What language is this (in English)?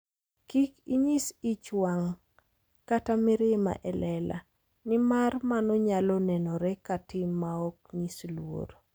Luo (Kenya and Tanzania)